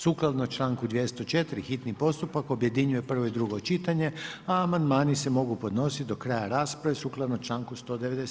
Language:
Croatian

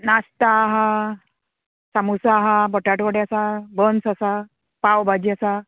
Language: Konkani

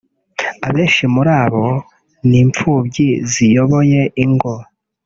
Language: Kinyarwanda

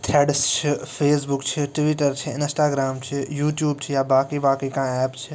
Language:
Kashmiri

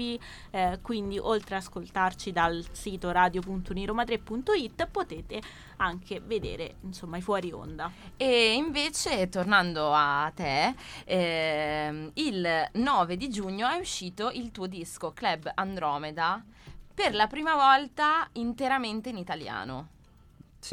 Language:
Italian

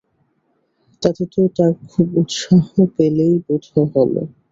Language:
Bangla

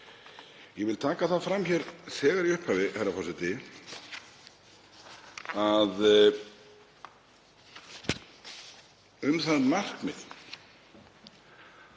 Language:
Icelandic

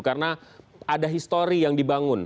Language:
Indonesian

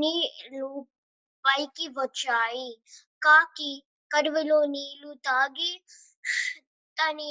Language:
Telugu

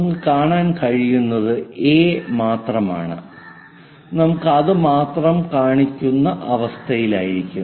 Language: Malayalam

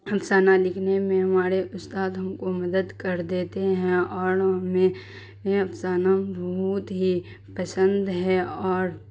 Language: Urdu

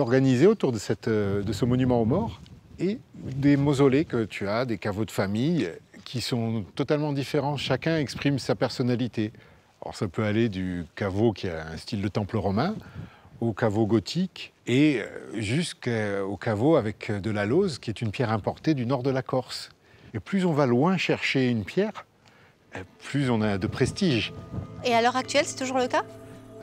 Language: French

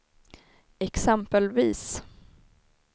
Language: Swedish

